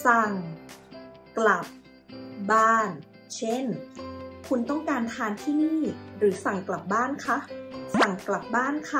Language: Thai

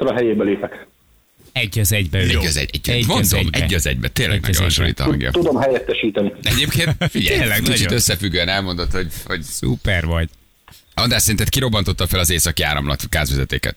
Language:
Hungarian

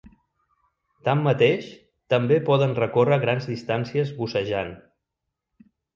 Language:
Catalan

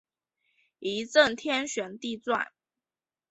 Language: Chinese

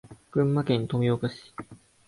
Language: Japanese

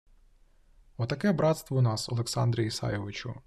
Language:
Ukrainian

